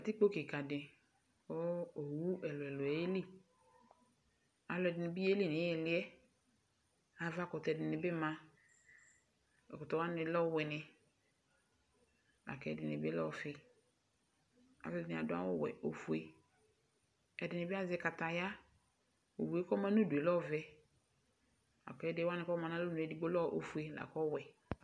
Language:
Ikposo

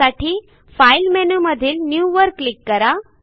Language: Marathi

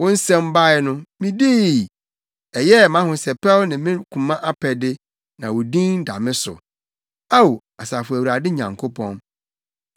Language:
Akan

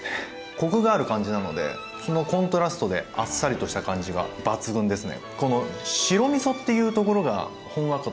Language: Japanese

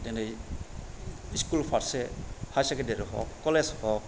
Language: Bodo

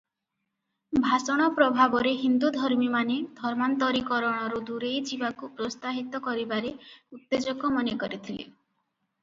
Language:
Odia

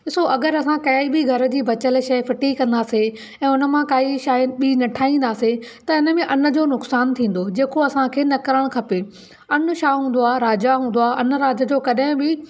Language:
Sindhi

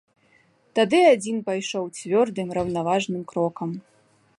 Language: Belarusian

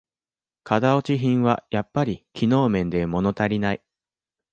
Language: Japanese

